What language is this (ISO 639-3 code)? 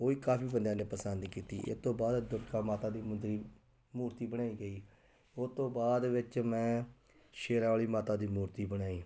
pan